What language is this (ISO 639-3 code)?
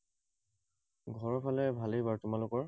asm